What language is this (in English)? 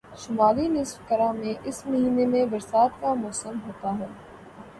Urdu